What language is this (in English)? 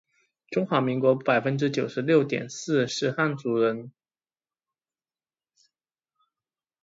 Chinese